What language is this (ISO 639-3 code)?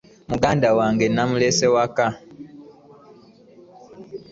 lug